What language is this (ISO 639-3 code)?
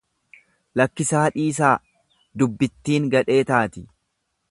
orm